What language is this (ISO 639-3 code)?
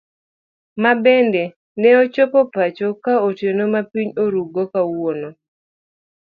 luo